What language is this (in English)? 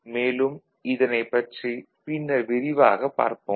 Tamil